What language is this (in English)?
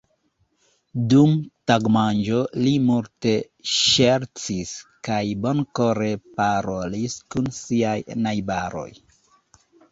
Esperanto